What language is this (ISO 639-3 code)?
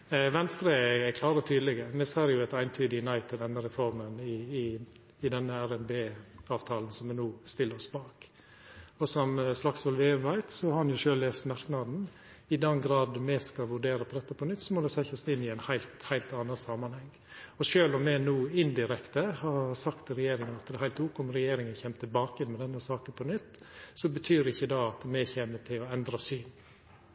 nno